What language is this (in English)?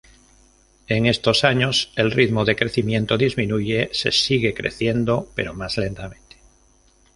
Spanish